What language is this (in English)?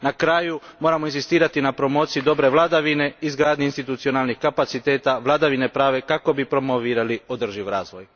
Croatian